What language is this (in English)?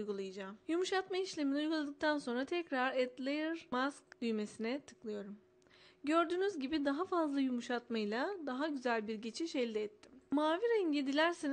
Turkish